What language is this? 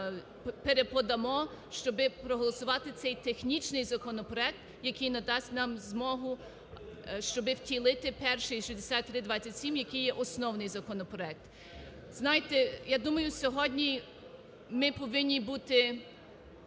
Ukrainian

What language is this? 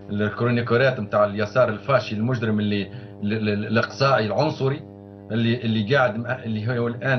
Arabic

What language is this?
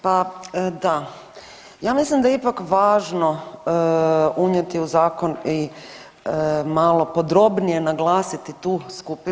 Croatian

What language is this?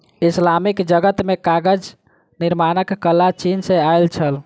Maithili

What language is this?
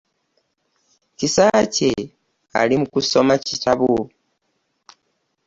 Ganda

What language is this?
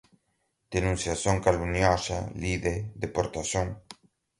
Portuguese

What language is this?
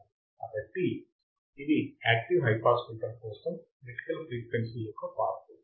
Telugu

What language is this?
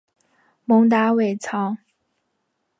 Chinese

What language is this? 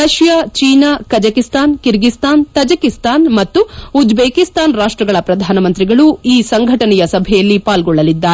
Kannada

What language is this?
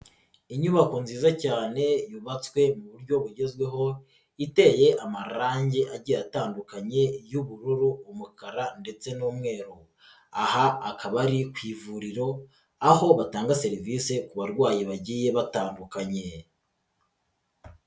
Kinyarwanda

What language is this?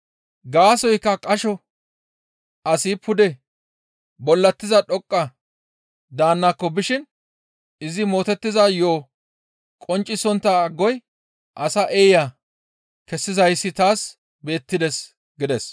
Gamo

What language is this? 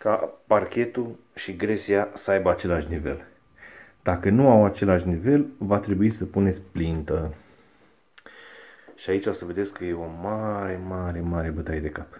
Romanian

